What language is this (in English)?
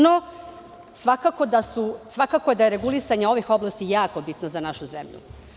Serbian